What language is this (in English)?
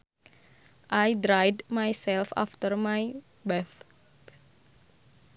Sundanese